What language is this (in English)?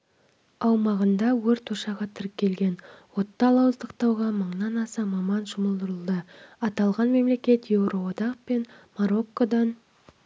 Kazakh